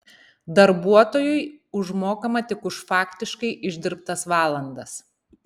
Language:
Lithuanian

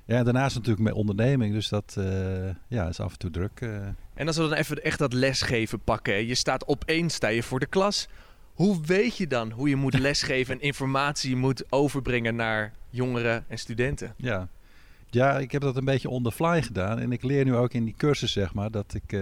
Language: Dutch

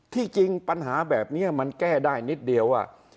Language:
Thai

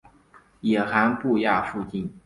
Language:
Chinese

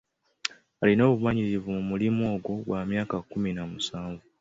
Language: Ganda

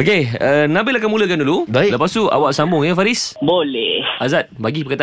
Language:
Malay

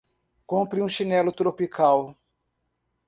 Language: Portuguese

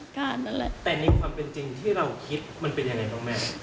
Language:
Thai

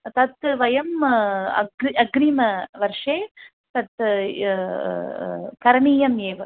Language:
Sanskrit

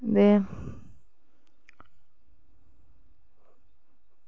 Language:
Dogri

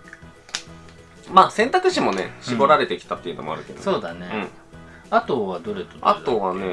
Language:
Japanese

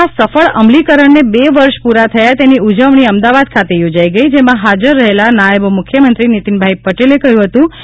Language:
Gujarati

